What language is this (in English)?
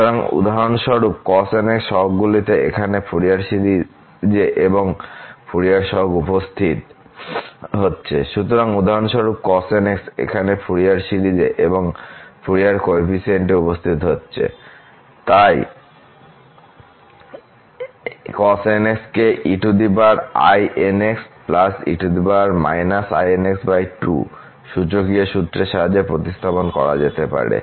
Bangla